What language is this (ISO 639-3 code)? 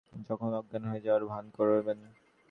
ben